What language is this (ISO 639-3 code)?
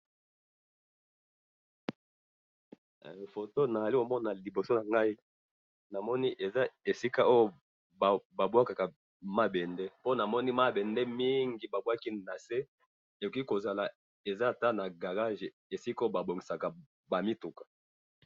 lin